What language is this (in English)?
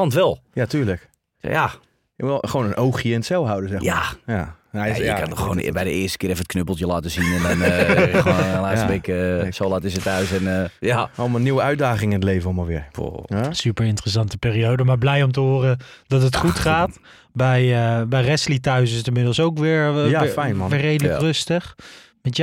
Dutch